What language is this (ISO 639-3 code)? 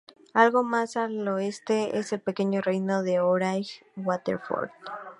spa